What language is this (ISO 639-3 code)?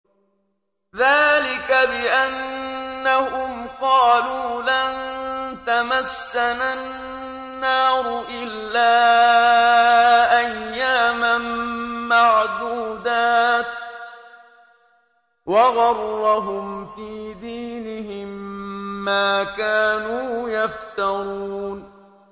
ara